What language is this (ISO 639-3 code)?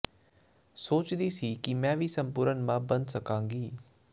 pan